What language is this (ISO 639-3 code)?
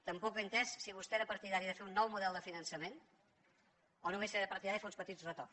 cat